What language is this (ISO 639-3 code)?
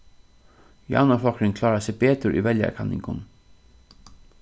fao